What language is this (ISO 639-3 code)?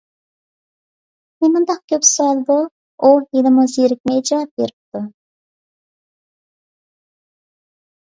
uig